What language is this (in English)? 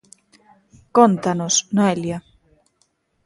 Galician